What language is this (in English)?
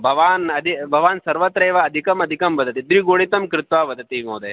Sanskrit